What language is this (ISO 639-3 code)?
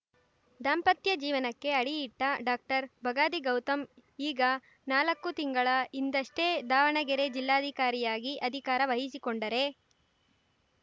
kan